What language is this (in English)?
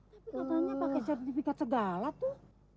Indonesian